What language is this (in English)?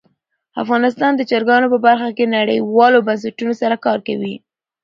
Pashto